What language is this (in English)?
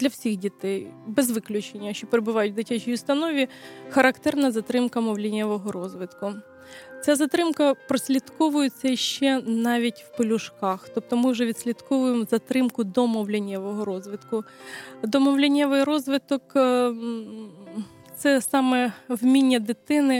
Ukrainian